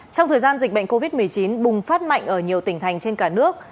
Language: Vietnamese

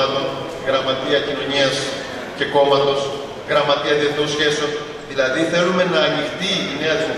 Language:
Greek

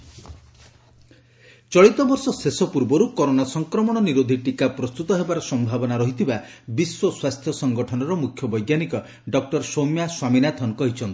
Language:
Odia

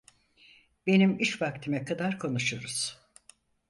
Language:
Turkish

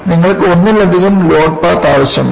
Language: Malayalam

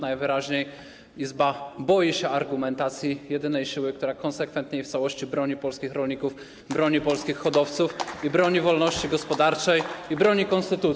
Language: Polish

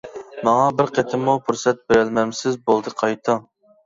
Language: Uyghur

